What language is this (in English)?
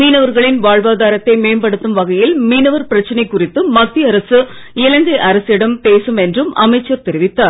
Tamil